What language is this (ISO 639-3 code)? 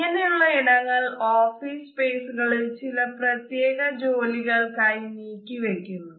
mal